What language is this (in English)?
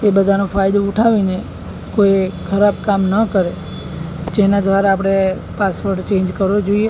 Gujarati